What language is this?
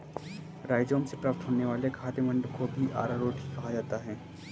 Hindi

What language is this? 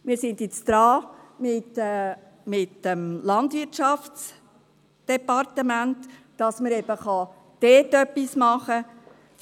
Swiss German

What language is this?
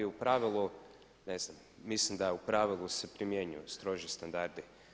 Croatian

